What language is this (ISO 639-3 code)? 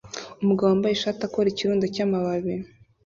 kin